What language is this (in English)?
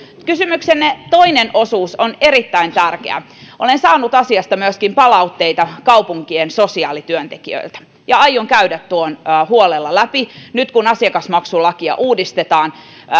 Finnish